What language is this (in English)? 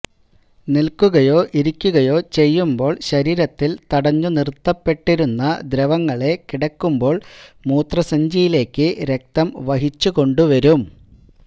Malayalam